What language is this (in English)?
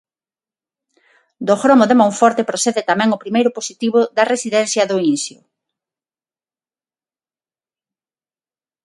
Galician